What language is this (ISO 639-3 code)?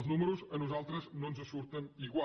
cat